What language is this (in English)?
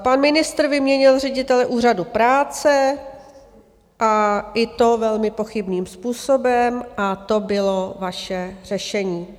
Czech